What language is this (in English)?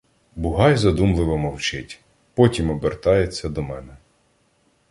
Ukrainian